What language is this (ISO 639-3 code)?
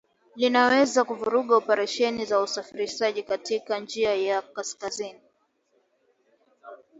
swa